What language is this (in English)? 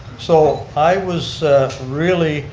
English